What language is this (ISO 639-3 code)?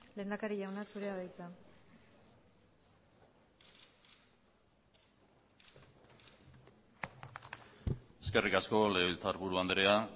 eus